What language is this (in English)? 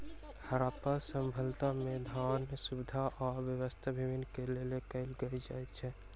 Maithili